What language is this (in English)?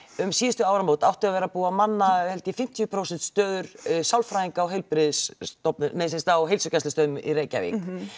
Icelandic